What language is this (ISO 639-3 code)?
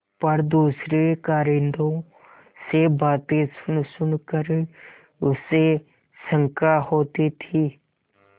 hin